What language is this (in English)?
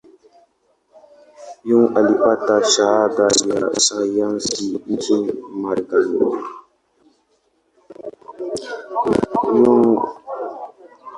Swahili